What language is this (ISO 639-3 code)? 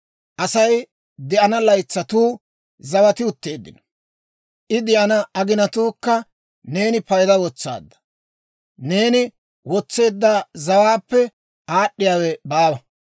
dwr